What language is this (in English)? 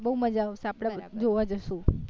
Gujarati